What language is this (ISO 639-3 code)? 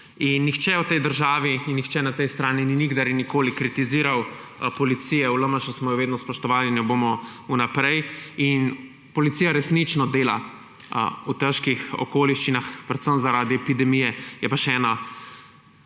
slv